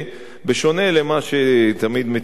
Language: Hebrew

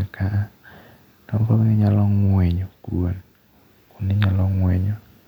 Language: Luo (Kenya and Tanzania)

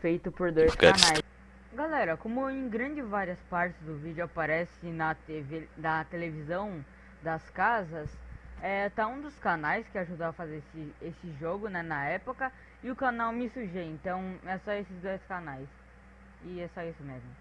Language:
Portuguese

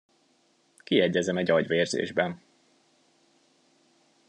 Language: Hungarian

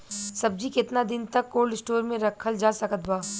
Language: Bhojpuri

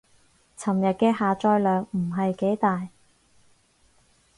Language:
Cantonese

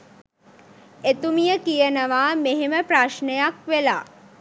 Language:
Sinhala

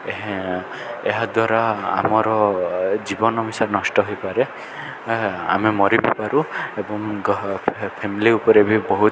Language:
Odia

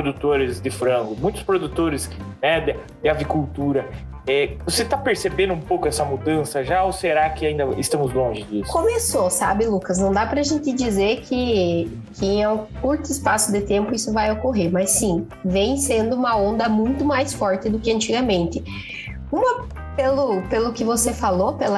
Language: Portuguese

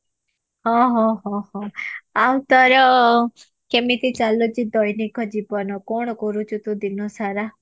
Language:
Odia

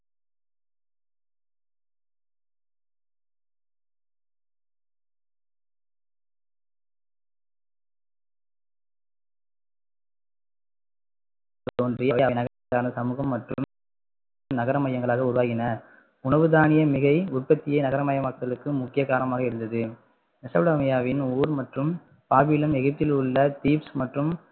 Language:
Tamil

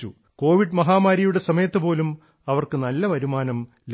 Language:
Malayalam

